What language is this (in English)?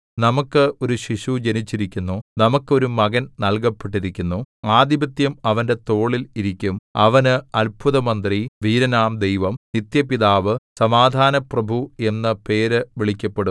Malayalam